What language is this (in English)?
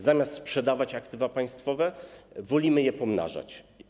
Polish